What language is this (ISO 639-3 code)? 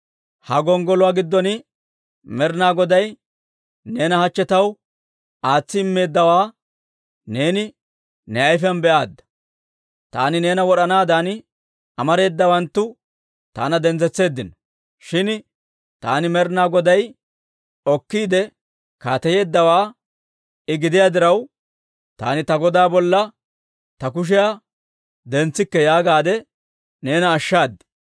dwr